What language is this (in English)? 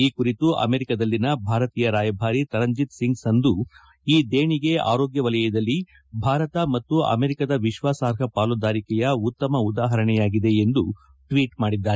Kannada